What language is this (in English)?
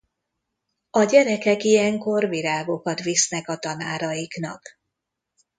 Hungarian